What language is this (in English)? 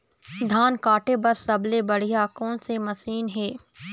Chhattisgarhi